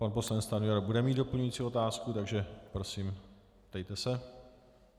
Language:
Czech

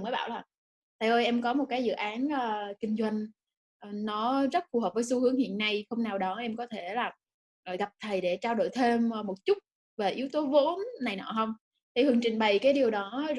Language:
Vietnamese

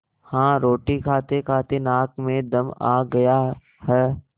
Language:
Hindi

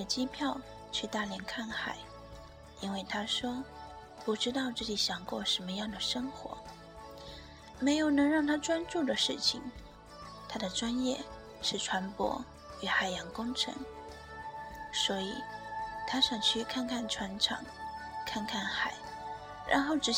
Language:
Chinese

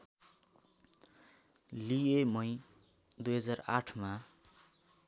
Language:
Nepali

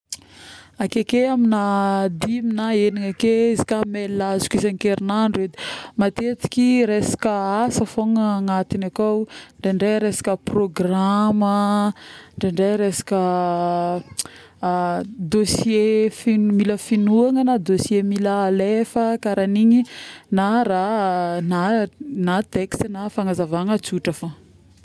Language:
Northern Betsimisaraka Malagasy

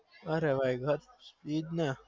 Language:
Gujarati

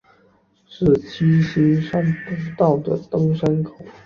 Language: Chinese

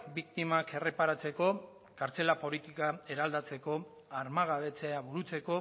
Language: Basque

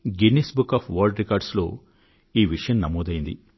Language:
Telugu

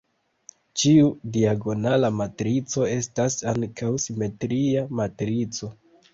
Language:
Esperanto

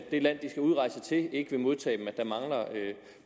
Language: Danish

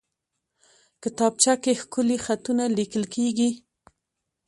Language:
Pashto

